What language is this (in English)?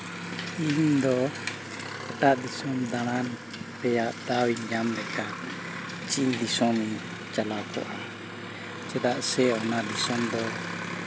Santali